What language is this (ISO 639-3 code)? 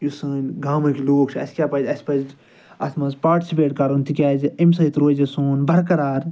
kas